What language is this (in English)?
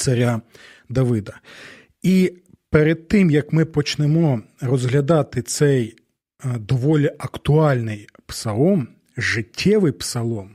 Ukrainian